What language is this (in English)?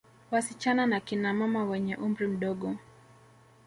Swahili